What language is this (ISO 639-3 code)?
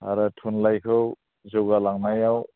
brx